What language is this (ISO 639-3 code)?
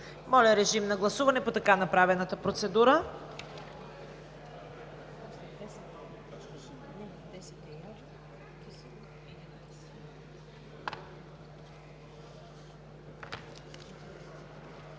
bul